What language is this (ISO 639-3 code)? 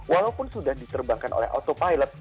ind